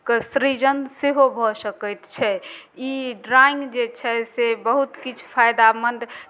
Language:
Maithili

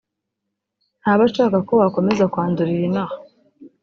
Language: Kinyarwanda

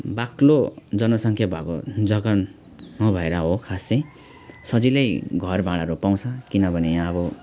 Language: Nepali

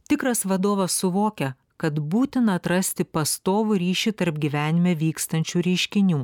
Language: Lithuanian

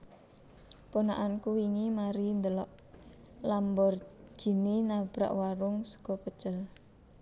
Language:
Javanese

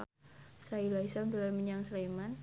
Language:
Javanese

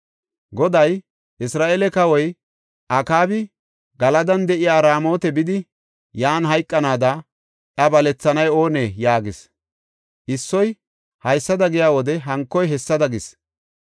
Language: Gofa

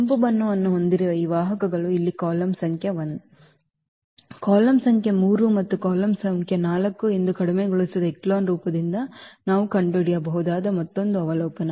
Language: Kannada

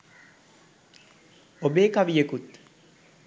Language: Sinhala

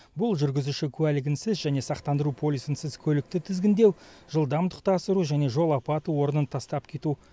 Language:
Kazakh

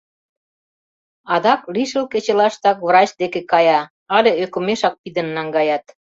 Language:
Mari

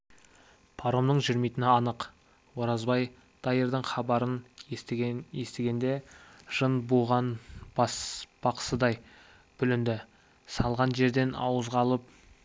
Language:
Kazakh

